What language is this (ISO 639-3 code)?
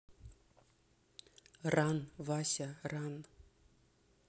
rus